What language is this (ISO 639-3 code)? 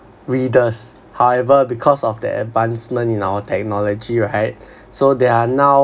eng